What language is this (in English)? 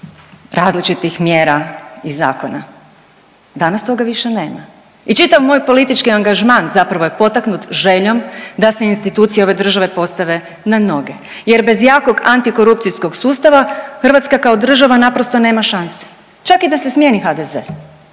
Croatian